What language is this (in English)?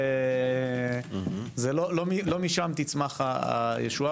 Hebrew